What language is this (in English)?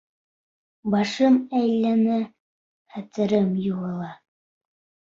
Bashkir